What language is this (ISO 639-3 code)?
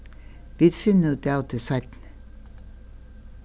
fao